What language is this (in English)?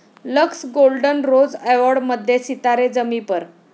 Marathi